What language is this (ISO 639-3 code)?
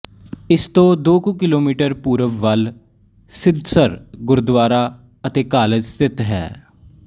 pan